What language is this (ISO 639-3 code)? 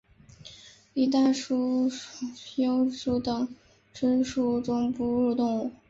zho